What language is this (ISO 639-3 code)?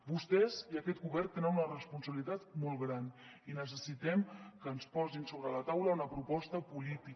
cat